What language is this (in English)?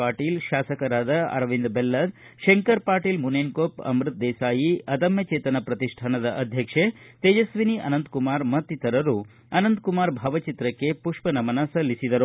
Kannada